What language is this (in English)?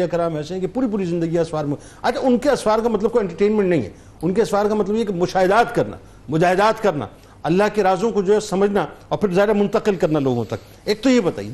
Urdu